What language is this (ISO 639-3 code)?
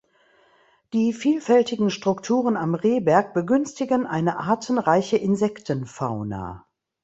deu